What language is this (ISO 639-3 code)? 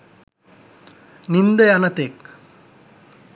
sin